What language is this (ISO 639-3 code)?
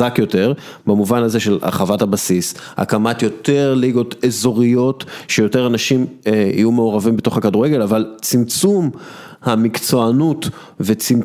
heb